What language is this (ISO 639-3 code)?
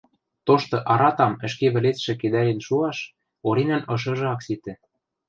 mrj